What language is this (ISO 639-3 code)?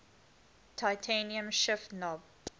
eng